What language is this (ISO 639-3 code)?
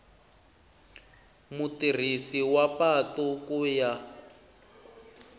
tso